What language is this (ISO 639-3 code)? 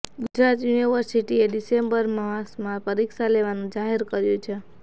guj